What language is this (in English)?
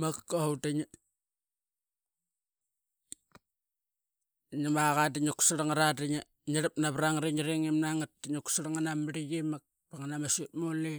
Qaqet